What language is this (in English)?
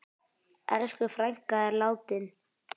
Icelandic